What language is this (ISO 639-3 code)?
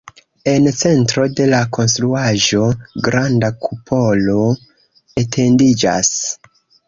epo